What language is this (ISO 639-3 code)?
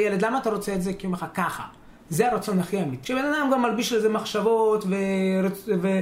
heb